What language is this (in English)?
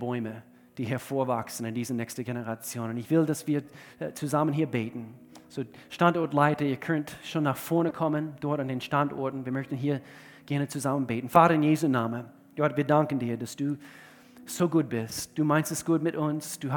German